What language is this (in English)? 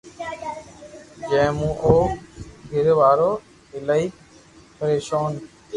Loarki